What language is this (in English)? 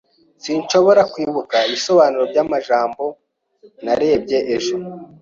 Kinyarwanda